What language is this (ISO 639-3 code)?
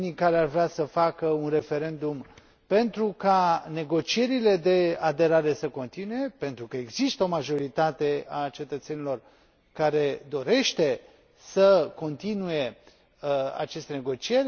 ron